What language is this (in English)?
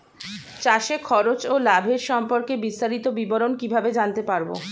Bangla